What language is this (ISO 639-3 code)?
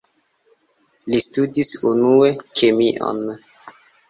epo